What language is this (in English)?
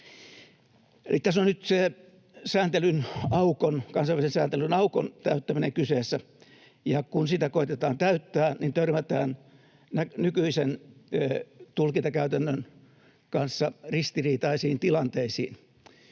Finnish